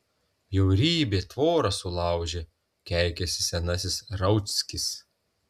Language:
Lithuanian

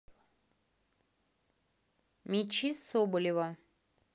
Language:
Russian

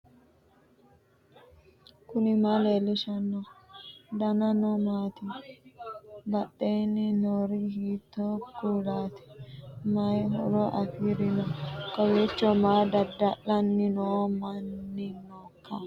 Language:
Sidamo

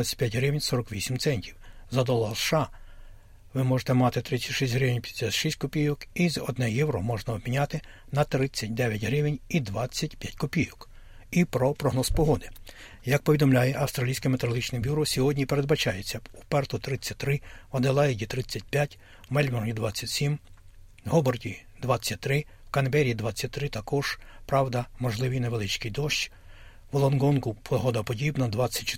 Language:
Ukrainian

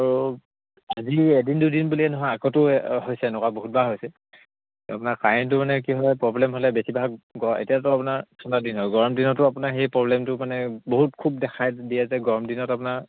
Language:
Assamese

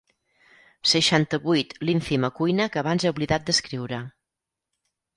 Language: Catalan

